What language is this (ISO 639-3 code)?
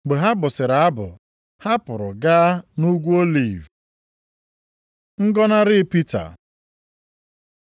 ibo